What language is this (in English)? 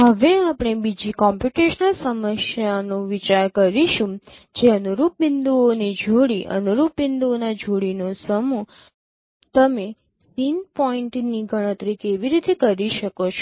Gujarati